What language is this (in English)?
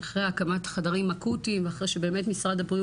Hebrew